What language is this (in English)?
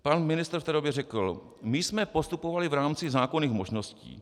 Czech